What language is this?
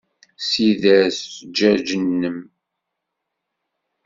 Kabyle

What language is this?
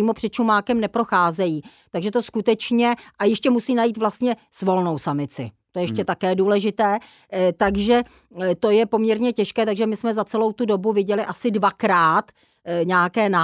Czech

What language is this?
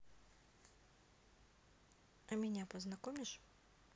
Russian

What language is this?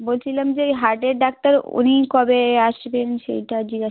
Bangla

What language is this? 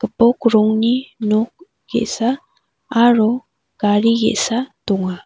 Garo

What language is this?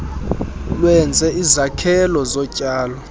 Xhosa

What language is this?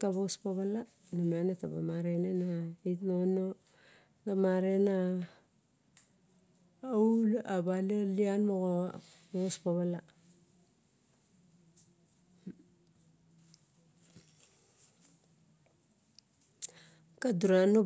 Barok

